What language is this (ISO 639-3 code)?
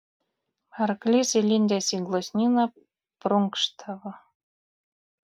lit